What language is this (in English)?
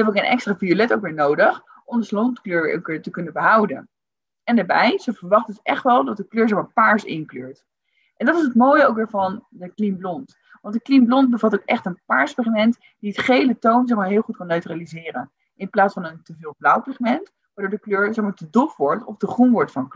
Dutch